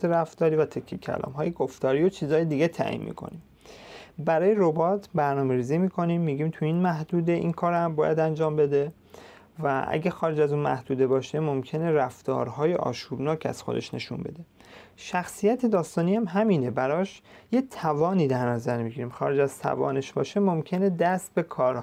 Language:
Persian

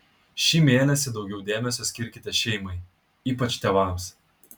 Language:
Lithuanian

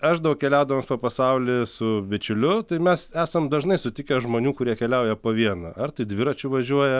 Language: Lithuanian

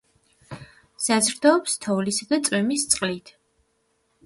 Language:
Georgian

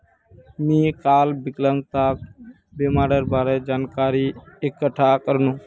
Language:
Magahi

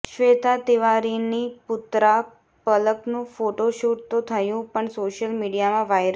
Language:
Gujarati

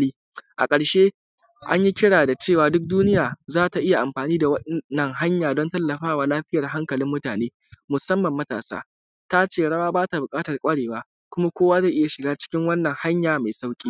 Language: Hausa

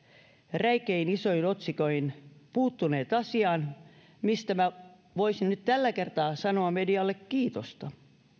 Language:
Finnish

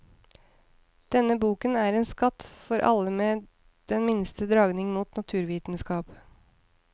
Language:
Norwegian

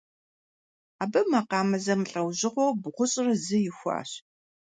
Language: Kabardian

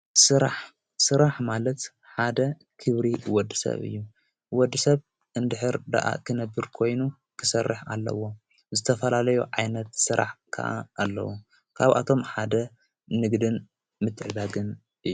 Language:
Tigrinya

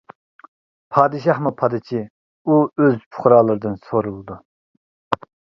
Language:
Uyghur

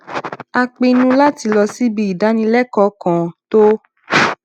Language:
Yoruba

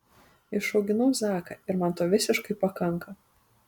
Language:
Lithuanian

